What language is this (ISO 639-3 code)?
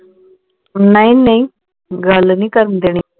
pan